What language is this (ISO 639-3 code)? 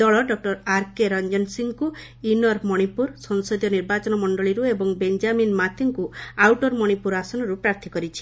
ori